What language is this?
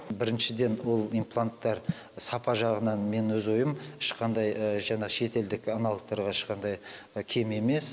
Kazakh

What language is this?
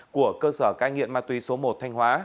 Vietnamese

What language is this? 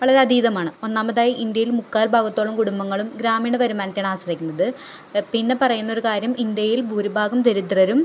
Malayalam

